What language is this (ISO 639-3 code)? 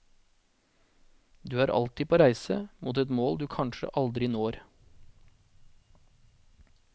nor